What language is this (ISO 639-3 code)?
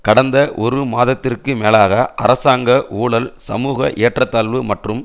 tam